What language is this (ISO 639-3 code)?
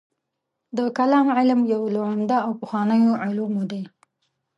pus